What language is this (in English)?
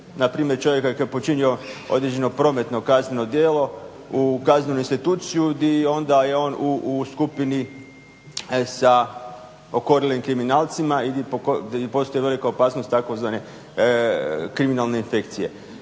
Croatian